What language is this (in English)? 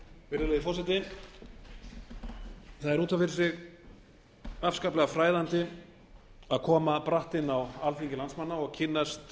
Icelandic